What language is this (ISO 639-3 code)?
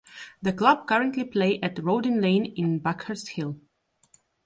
eng